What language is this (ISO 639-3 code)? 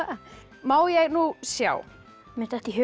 isl